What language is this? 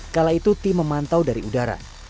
Indonesian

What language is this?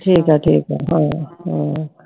Punjabi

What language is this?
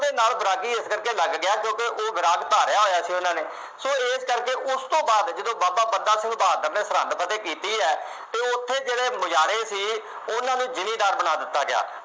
Punjabi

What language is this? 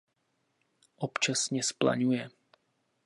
Czech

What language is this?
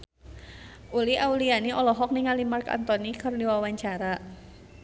Sundanese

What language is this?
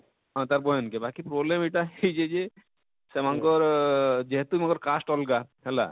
Odia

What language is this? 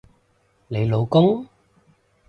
Cantonese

